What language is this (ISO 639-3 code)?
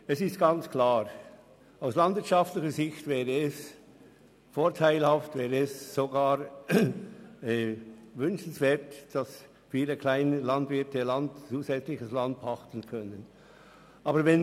gsw